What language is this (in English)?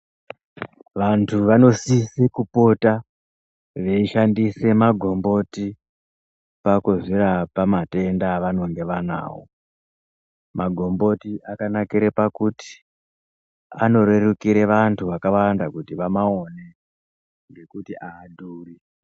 Ndau